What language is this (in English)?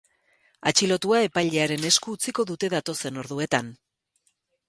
Basque